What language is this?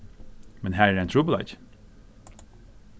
Faroese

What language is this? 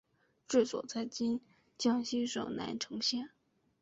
Chinese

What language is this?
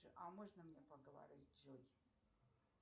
Russian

